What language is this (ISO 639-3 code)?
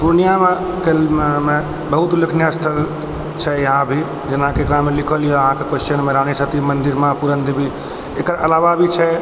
mai